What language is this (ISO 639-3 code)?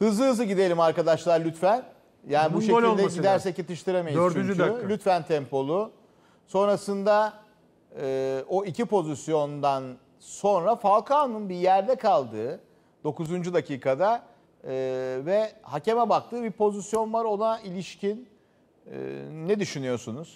tur